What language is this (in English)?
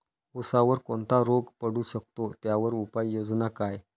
Marathi